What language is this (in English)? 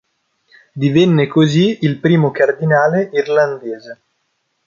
Italian